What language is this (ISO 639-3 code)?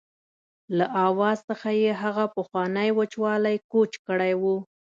pus